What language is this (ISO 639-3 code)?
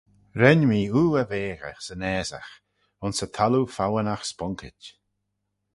glv